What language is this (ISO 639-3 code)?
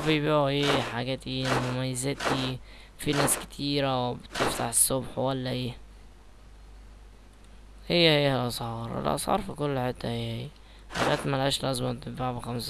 ara